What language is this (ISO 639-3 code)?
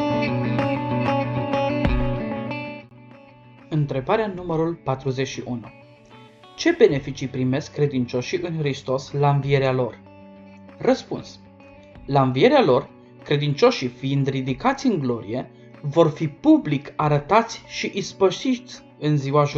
ron